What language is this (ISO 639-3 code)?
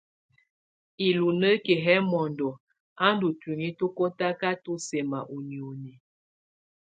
tvu